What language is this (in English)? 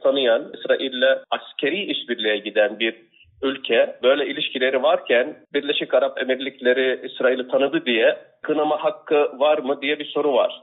Turkish